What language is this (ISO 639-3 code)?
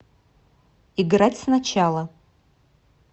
rus